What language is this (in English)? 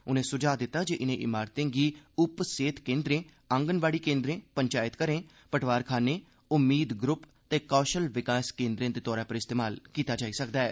Dogri